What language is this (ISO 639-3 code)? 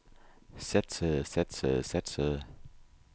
dan